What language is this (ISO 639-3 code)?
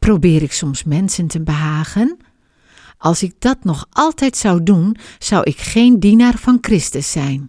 nld